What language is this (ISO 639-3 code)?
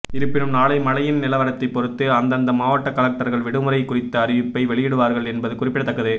tam